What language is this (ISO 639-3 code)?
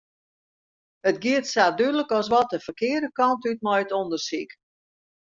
fry